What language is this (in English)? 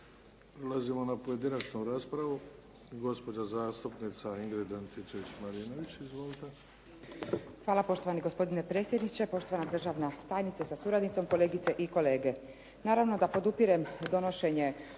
Croatian